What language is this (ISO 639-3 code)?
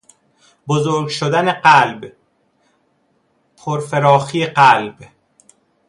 fas